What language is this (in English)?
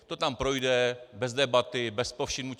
Czech